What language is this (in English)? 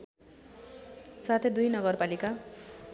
Nepali